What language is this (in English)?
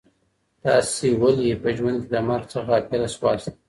Pashto